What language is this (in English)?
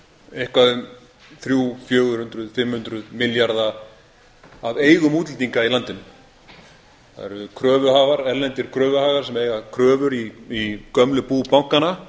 Icelandic